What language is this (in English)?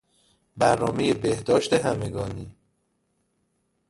Persian